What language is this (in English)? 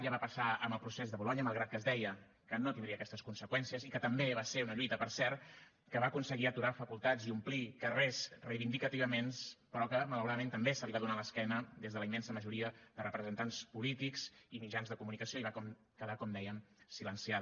Catalan